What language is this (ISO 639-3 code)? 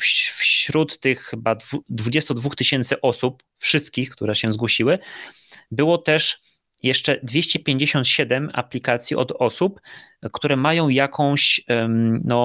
pol